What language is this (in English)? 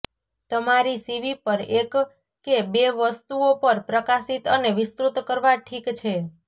Gujarati